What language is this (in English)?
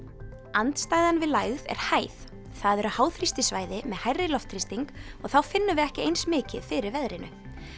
Icelandic